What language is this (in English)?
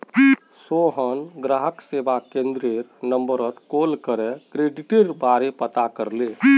Magahi